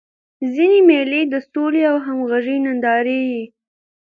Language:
Pashto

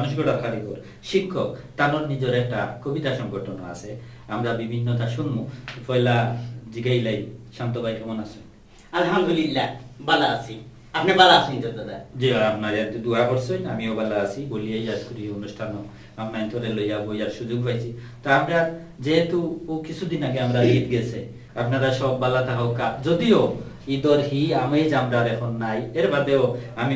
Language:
Indonesian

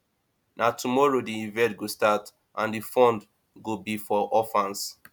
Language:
Nigerian Pidgin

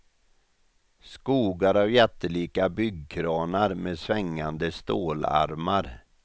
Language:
Swedish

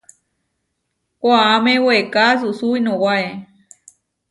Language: Huarijio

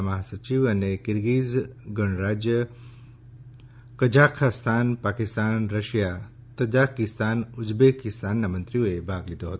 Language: Gujarati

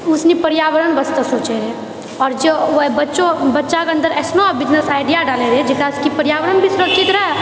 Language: Maithili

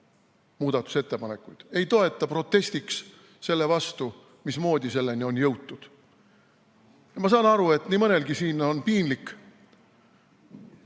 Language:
Estonian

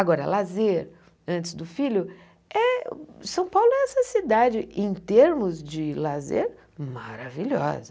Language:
Portuguese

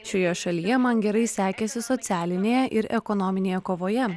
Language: Lithuanian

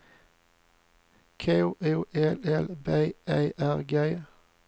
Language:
Swedish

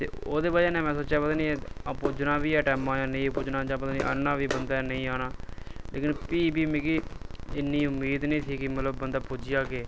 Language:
Dogri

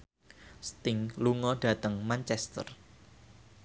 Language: Javanese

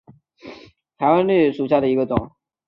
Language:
Chinese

